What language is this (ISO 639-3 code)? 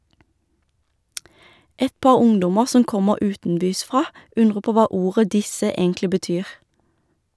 nor